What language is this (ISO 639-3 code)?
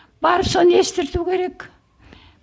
kaz